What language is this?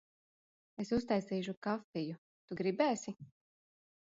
Latvian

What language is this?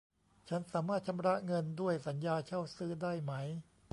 Thai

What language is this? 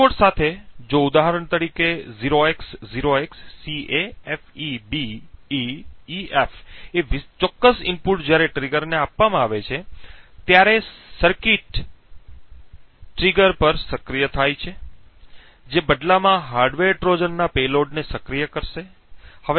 Gujarati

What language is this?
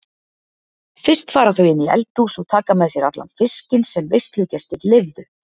Icelandic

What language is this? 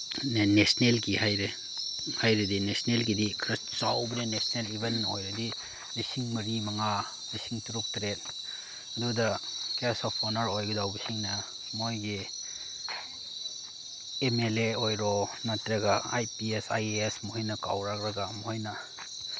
Manipuri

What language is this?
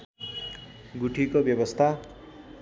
Nepali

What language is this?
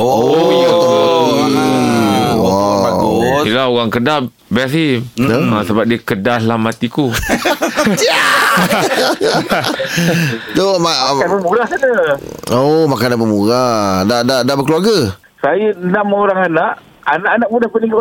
Malay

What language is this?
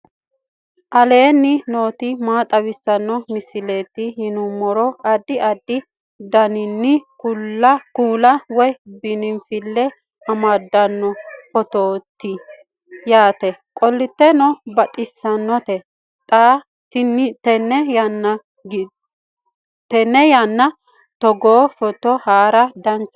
Sidamo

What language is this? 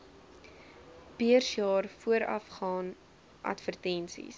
Afrikaans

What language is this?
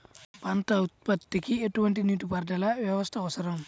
Telugu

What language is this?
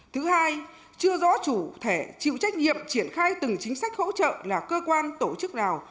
Vietnamese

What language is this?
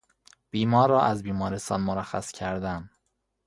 Persian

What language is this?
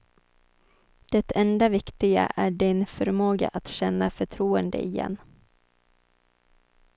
Swedish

